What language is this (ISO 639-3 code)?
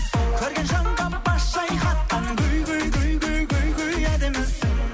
kaz